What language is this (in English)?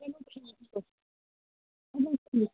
Kashmiri